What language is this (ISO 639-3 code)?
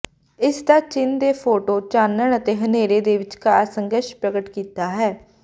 pan